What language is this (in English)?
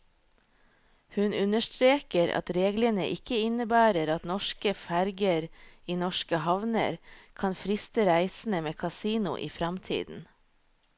Norwegian